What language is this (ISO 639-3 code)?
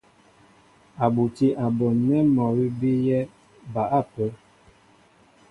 mbo